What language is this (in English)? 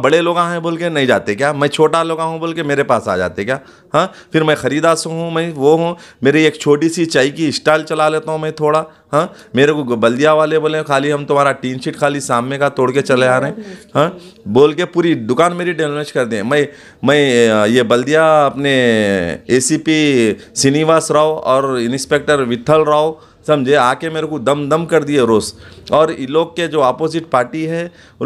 Hindi